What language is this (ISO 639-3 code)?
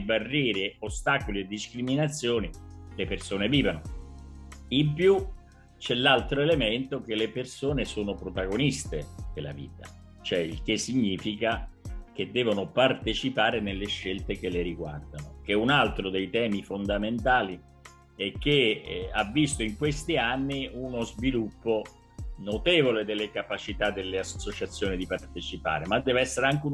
ita